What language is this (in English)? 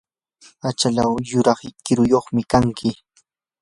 Yanahuanca Pasco Quechua